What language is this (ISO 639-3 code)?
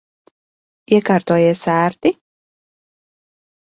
lav